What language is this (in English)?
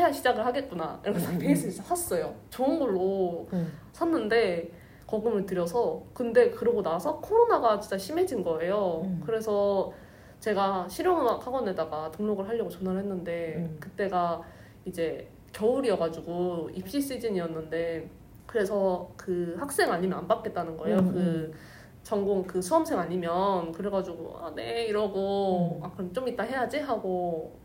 Korean